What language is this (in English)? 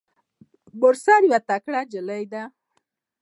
Pashto